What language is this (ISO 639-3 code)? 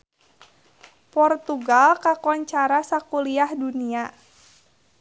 sun